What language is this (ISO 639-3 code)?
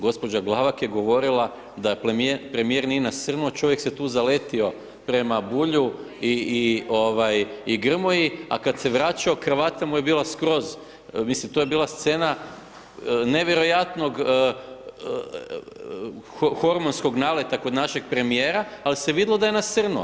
hrv